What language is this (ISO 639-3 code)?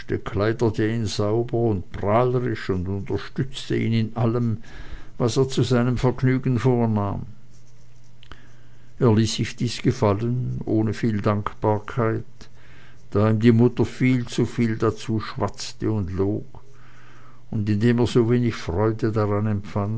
deu